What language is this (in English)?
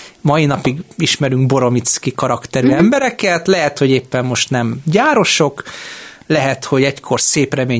Hungarian